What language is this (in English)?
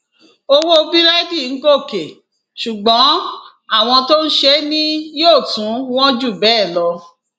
Yoruba